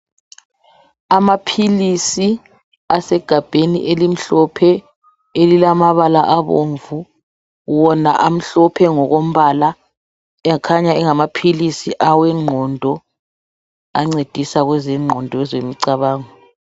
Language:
North Ndebele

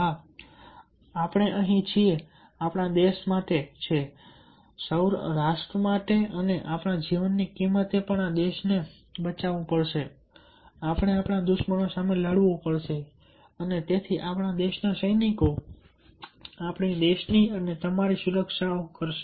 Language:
Gujarati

